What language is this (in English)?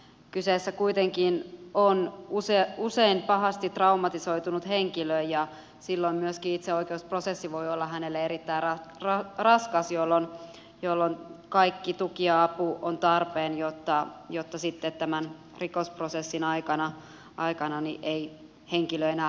Finnish